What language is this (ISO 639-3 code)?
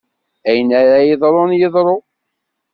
kab